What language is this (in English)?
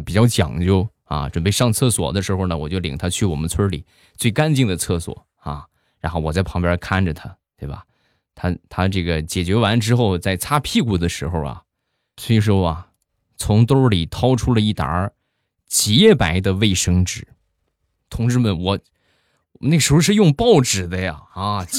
Chinese